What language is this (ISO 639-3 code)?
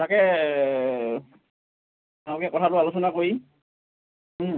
asm